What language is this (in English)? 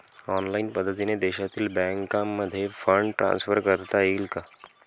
Marathi